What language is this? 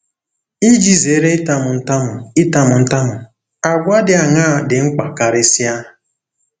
Igbo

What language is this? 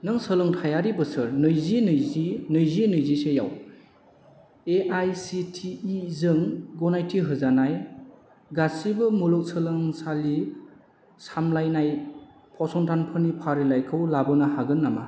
Bodo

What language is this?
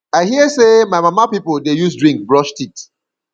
Nigerian Pidgin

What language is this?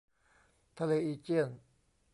Thai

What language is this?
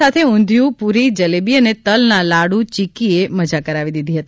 Gujarati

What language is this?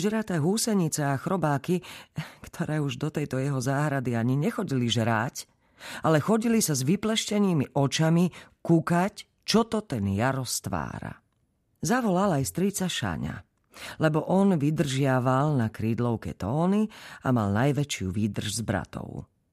Slovak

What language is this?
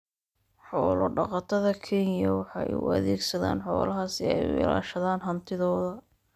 Somali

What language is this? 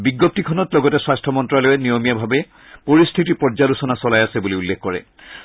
Assamese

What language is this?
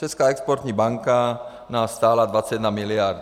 Czech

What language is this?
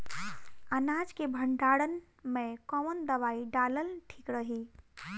Bhojpuri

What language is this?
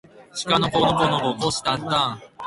Japanese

